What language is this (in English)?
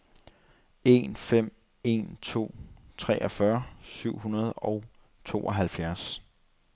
Danish